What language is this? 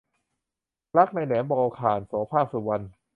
Thai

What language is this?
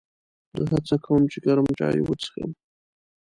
Pashto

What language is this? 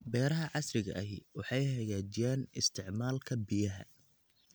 Somali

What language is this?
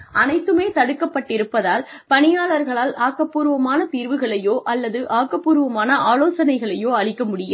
Tamil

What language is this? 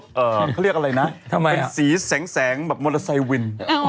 Thai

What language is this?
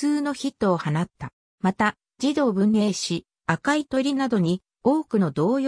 Japanese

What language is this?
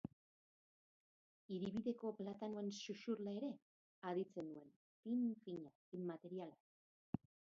Basque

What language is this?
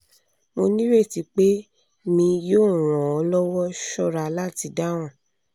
Yoruba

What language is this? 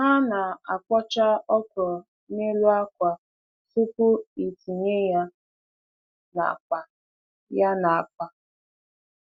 Igbo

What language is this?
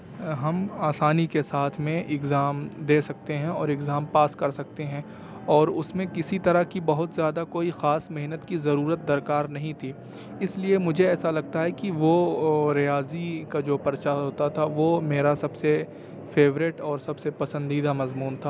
Urdu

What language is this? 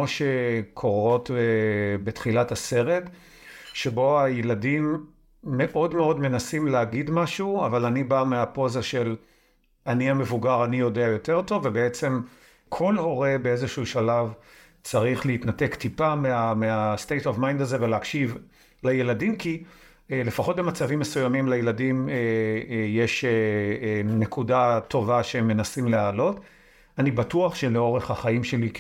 Hebrew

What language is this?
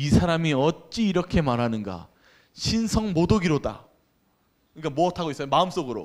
Korean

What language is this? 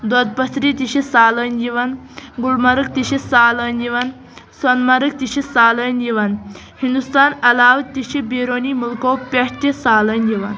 Kashmiri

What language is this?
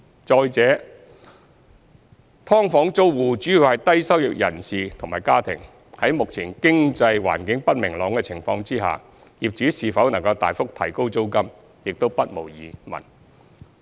Cantonese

